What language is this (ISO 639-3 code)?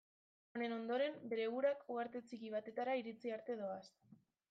eus